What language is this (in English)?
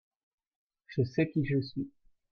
French